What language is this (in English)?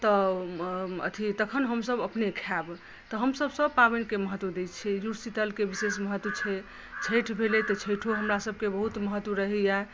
Maithili